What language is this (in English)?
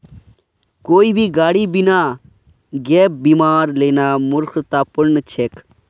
Magahi